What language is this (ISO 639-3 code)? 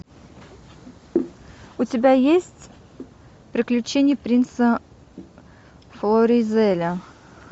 rus